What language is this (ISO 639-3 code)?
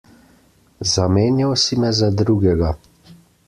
slv